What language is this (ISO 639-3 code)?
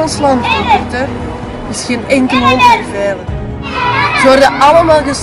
nld